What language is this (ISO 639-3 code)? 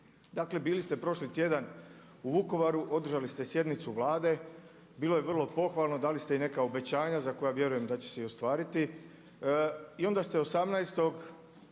hrv